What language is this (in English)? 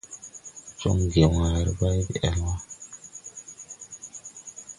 Tupuri